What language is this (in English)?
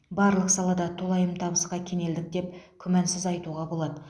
Kazakh